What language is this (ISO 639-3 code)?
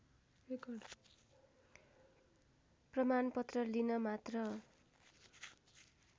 nep